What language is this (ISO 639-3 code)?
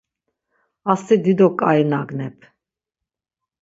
lzz